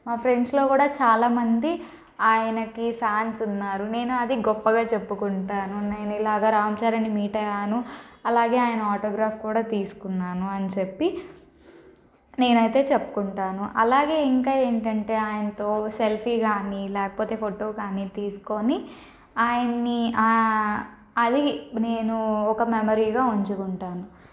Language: Telugu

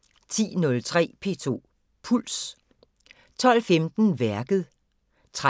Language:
Danish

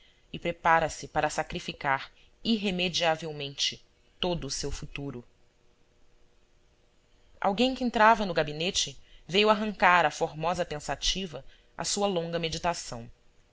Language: Portuguese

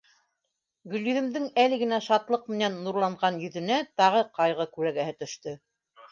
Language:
Bashkir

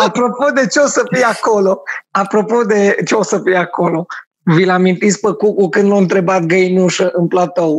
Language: Romanian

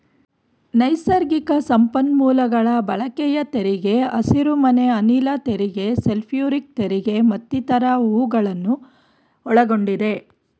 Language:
Kannada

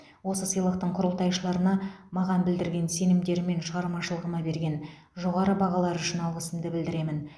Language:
Kazakh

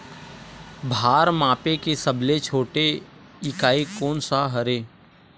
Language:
Chhattisgarhi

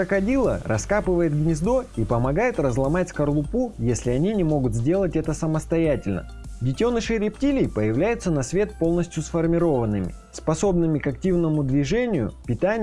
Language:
Russian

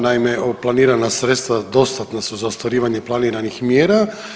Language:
Croatian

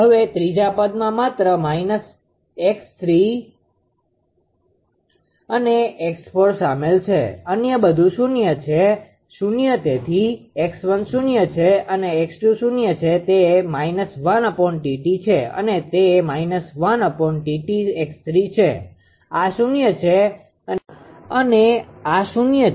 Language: Gujarati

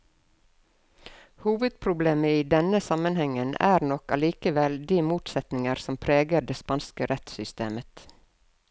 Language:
Norwegian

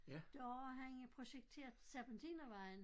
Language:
Danish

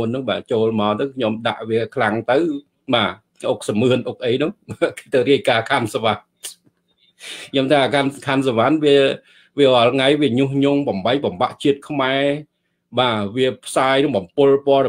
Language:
Vietnamese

